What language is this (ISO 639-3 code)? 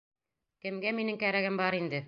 bak